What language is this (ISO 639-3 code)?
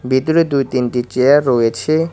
ben